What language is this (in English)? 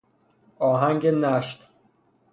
Persian